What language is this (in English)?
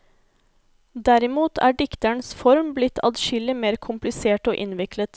Norwegian